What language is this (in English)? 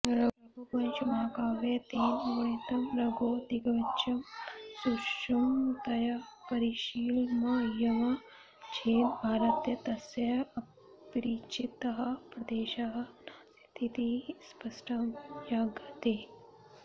Sanskrit